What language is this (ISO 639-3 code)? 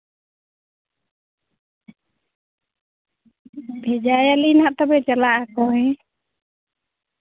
sat